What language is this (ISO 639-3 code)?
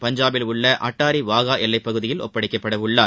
tam